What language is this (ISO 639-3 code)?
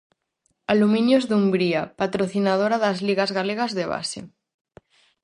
glg